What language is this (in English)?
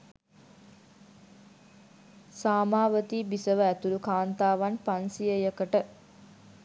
Sinhala